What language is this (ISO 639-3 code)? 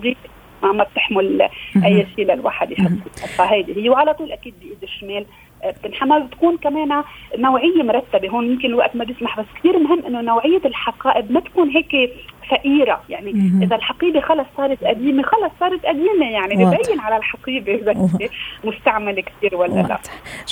ara